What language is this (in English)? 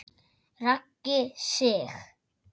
Icelandic